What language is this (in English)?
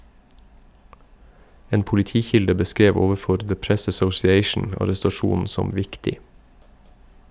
Norwegian